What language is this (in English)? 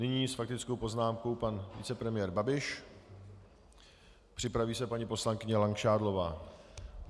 Czech